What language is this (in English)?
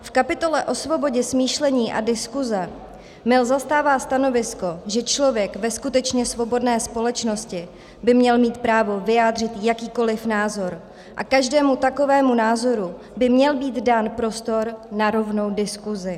Czech